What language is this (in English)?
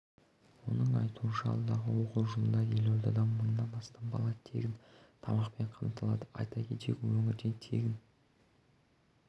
Kazakh